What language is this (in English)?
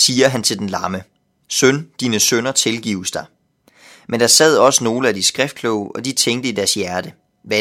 Danish